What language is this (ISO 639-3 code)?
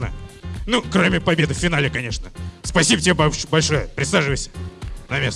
rus